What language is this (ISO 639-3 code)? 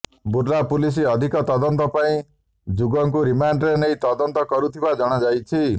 ori